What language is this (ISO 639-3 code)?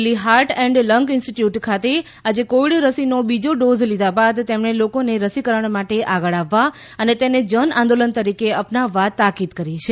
guj